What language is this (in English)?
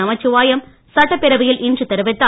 Tamil